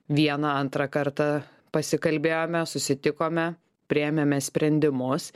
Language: Lithuanian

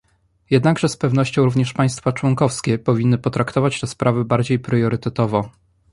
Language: Polish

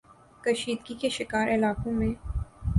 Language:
Urdu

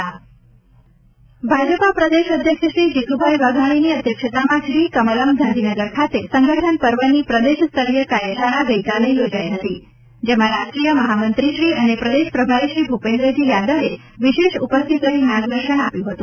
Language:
Gujarati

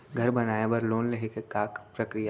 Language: Chhattisgarhi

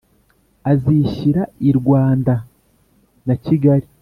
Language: Kinyarwanda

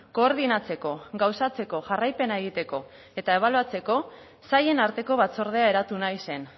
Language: Basque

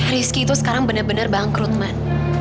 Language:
Indonesian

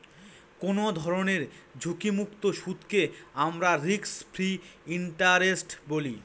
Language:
Bangla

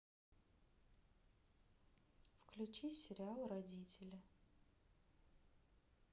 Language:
Russian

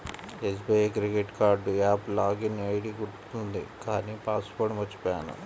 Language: Telugu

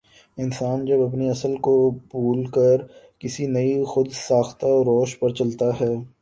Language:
Urdu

